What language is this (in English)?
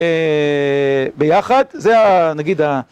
Hebrew